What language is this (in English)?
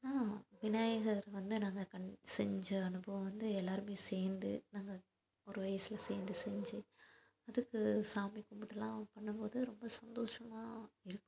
Tamil